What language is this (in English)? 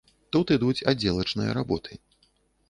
Belarusian